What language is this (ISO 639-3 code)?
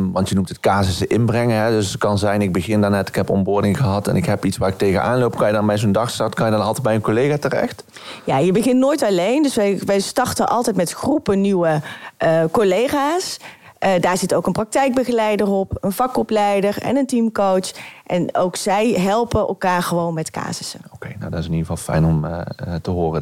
nld